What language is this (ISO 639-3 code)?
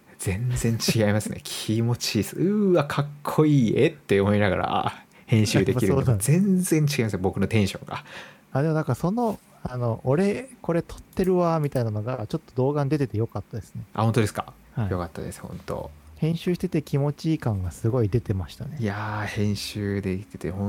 jpn